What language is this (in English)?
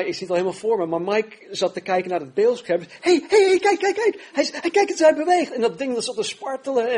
Dutch